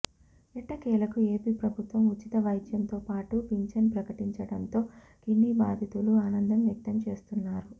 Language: Telugu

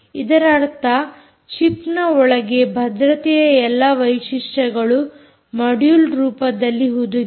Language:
Kannada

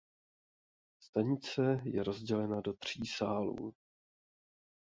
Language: Czech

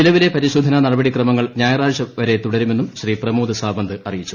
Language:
Malayalam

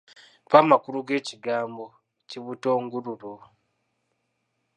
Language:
Ganda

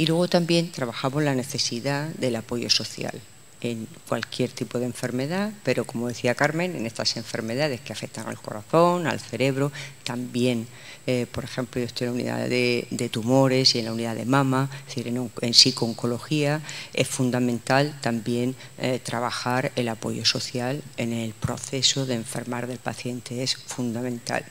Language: Spanish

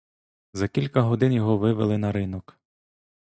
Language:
Ukrainian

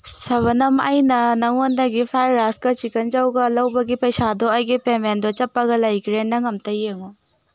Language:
Manipuri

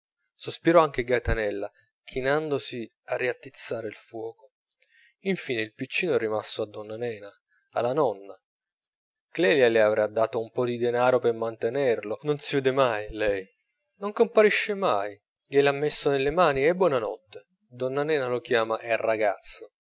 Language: Italian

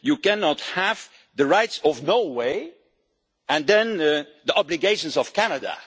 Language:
English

